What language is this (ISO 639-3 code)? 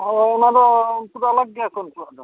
sat